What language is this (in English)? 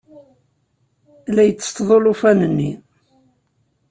Kabyle